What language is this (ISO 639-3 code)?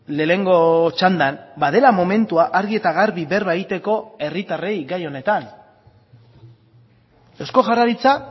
eus